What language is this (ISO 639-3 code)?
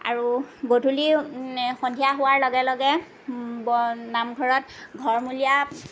asm